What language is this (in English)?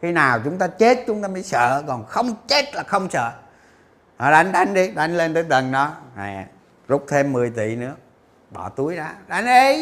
Vietnamese